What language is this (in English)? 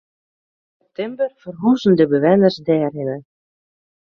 Western Frisian